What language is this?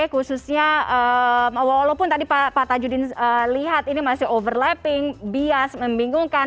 Indonesian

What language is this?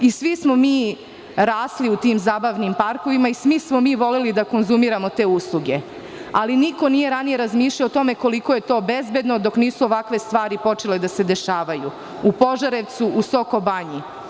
Serbian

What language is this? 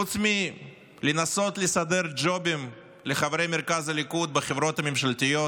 Hebrew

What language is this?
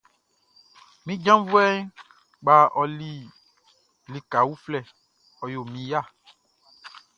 Baoulé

